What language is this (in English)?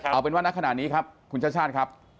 Thai